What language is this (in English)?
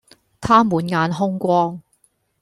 Cantonese